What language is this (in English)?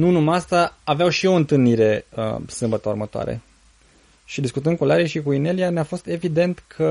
Romanian